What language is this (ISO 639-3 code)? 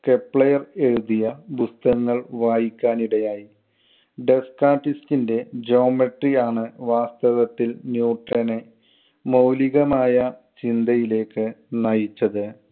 mal